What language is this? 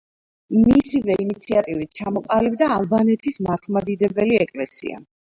Georgian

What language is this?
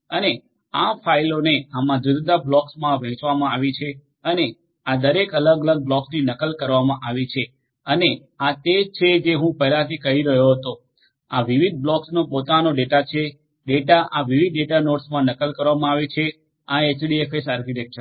Gujarati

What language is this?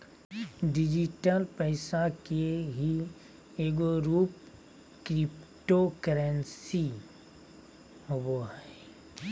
Magahi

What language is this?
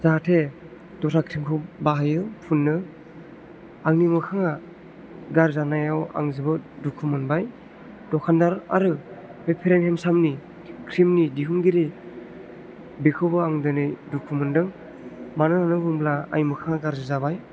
Bodo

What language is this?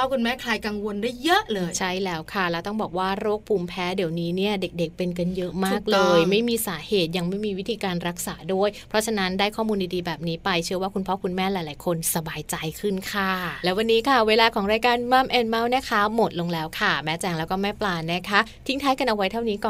Thai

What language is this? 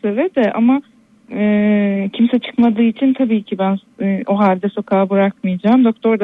Turkish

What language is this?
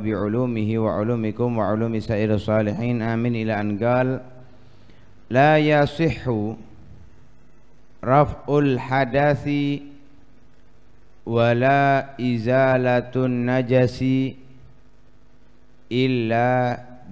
Indonesian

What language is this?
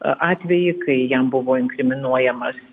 Lithuanian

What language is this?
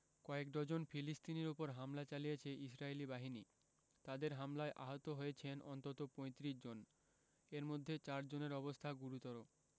Bangla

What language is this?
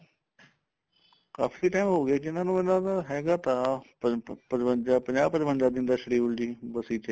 Punjabi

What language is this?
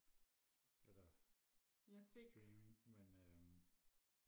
Danish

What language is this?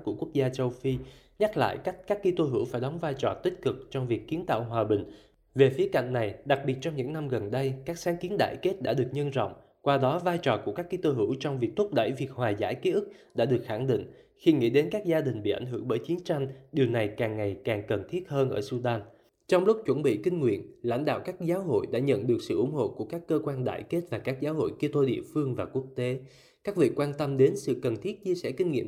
Vietnamese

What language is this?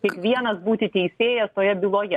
Lithuanian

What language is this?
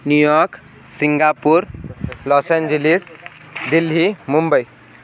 Sanskrit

